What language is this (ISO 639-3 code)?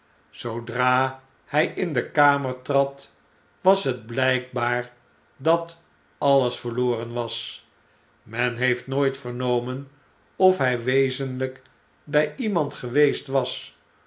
nld